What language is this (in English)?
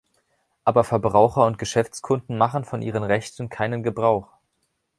German